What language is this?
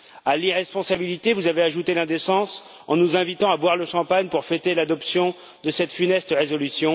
French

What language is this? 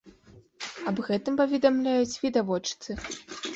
Belarusian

